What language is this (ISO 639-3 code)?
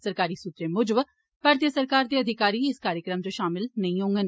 doi